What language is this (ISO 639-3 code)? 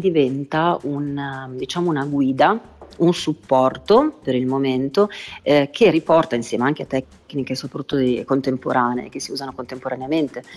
ita